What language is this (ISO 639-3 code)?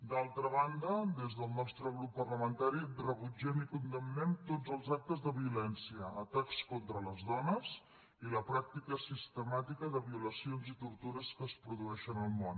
cat